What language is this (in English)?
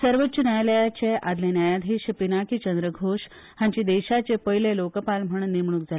Konkani